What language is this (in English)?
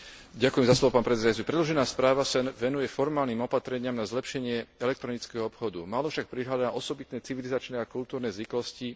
Slovak